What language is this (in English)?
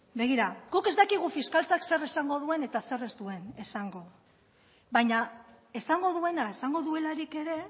Basque